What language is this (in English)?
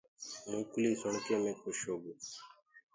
Gurgula